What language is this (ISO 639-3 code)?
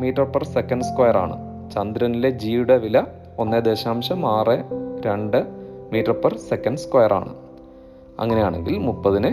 mal